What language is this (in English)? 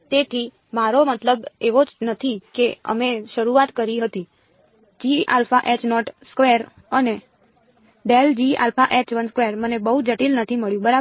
Gujarati